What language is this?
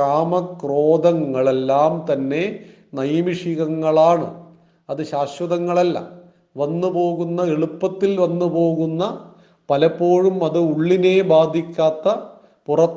Malayalam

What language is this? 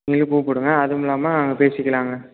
Tamil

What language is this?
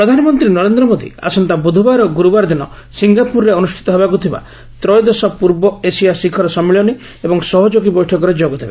Odia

